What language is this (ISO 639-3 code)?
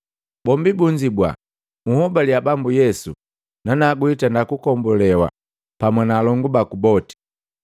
mgv